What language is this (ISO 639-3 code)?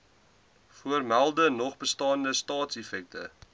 afr